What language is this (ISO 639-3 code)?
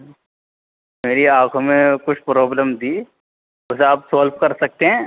urd